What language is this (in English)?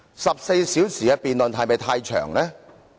Cantonese